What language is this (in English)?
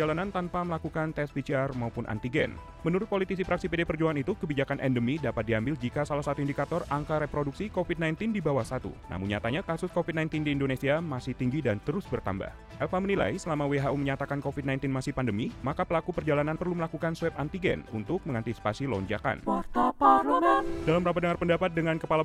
Indonesian